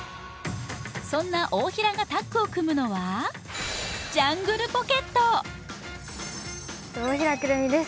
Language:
Japanese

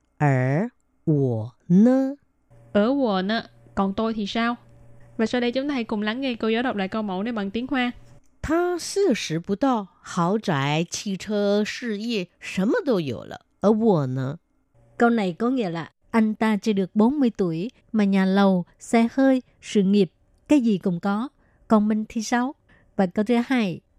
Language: Vietnamese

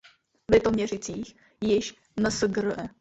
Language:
Czech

